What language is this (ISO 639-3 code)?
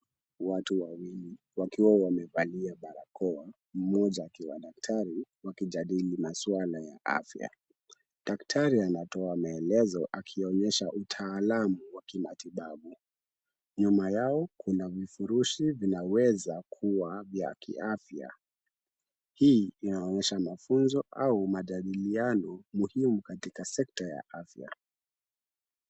swa